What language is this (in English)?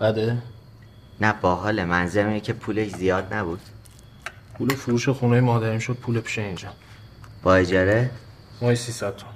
Persian